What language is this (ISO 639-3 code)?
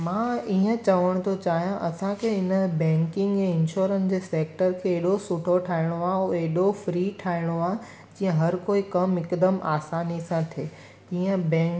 snd